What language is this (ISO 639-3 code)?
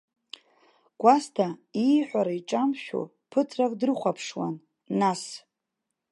abk